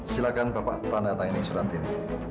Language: Indonesian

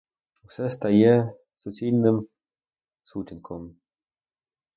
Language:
Ukrainian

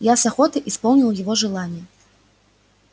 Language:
Russian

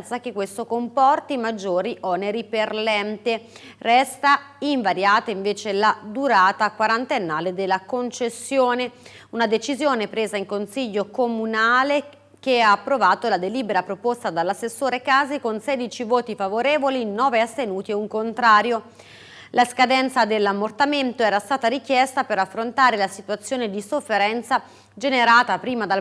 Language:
Italian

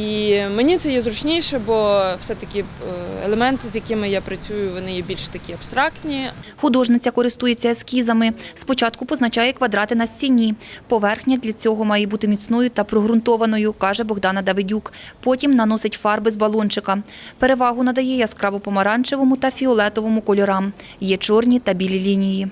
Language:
Ukrainian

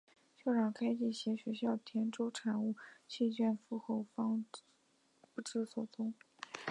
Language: Chinese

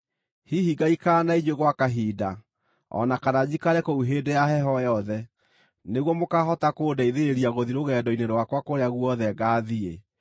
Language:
Kikuyu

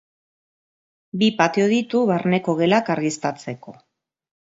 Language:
Basque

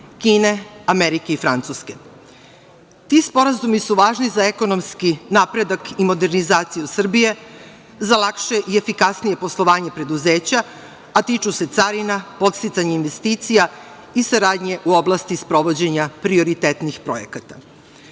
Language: Serbian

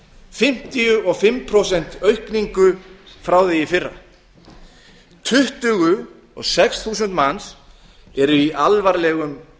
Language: Icelandic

